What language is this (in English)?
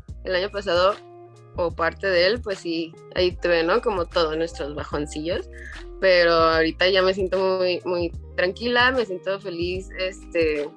Spanish